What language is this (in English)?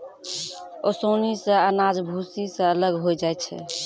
Maithili